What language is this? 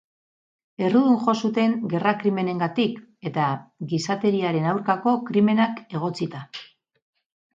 Basque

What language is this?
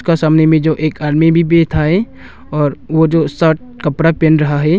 Hindi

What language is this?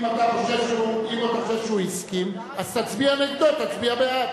Hebrew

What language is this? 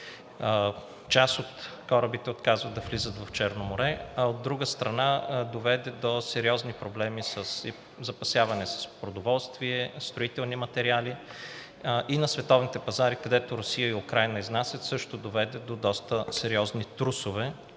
Bulgarian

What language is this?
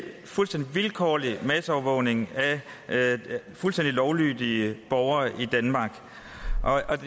Danish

